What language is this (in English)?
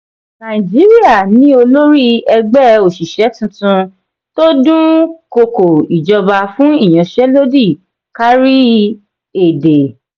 Yoruba